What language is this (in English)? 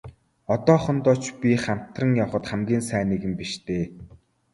Mongolian